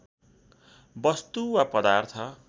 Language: Nepali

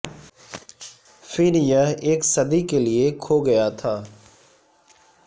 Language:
Urdu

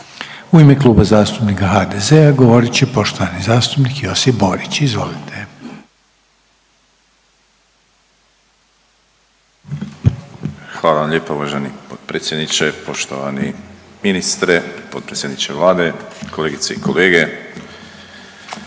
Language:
Croatian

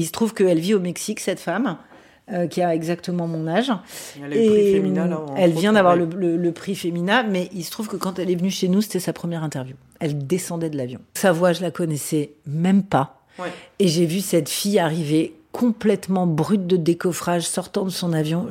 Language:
French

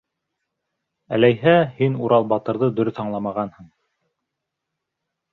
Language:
Bashkir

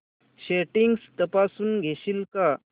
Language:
Marathi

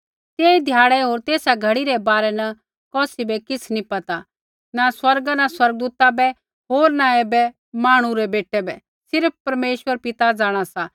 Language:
Kullu Pahari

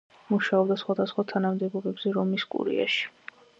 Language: Georgian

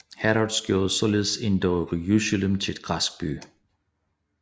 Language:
Danish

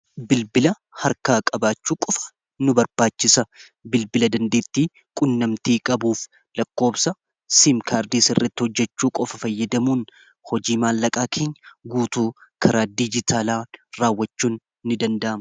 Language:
Oromo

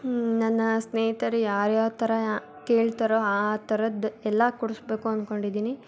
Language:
Kannada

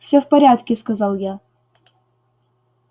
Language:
Russian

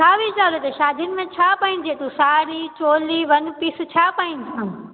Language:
Sindhi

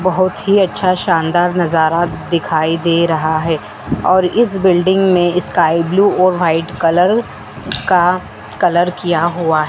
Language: Hindi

